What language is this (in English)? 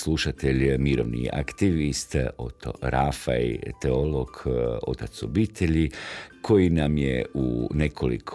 Croatian